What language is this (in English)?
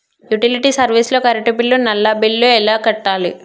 Telugu